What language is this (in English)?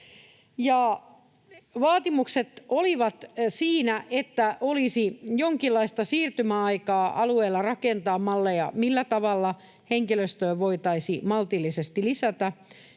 Finnish